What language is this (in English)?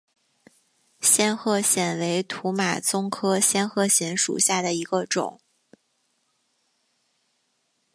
Chinese